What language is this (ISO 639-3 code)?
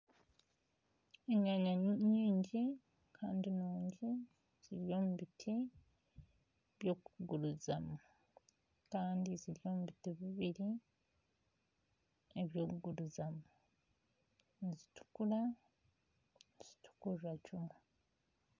nyn